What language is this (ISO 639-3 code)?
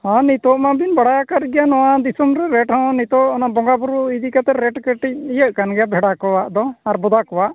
sat